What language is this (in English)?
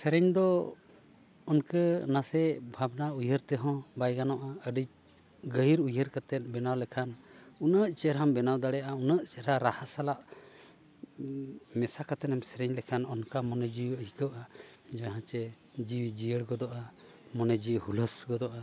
Santali